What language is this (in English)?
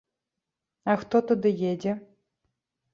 Belarusian